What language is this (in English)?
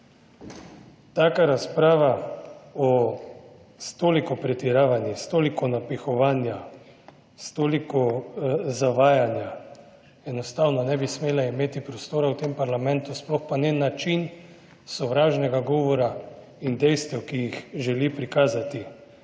Slovenian